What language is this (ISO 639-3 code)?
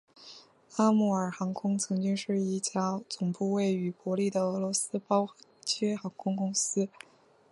zho